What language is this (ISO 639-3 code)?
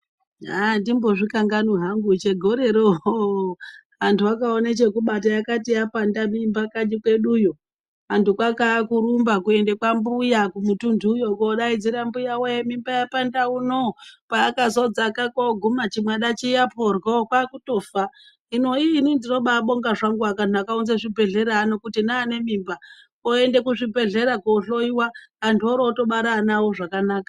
ndc